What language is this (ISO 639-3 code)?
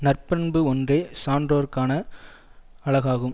tam